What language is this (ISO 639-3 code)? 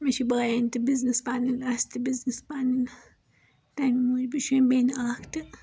kas